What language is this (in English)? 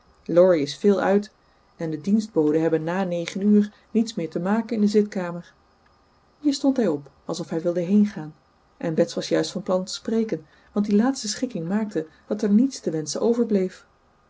Dutch